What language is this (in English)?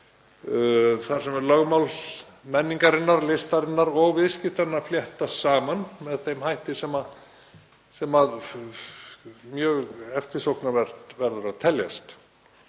Icelandic